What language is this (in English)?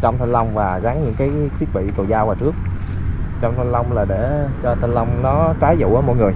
Vietnamese